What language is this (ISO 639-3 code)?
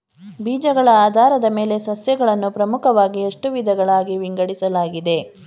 kan